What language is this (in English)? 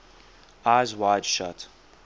English